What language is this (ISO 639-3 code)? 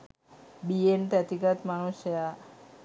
sin